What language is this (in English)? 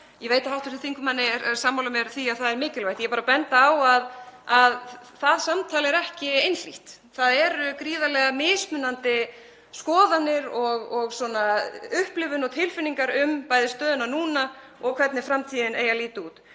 Icelandic